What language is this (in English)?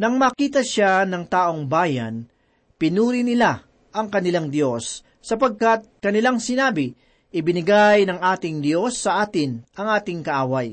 Filipino